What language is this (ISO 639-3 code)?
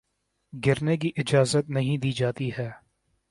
urd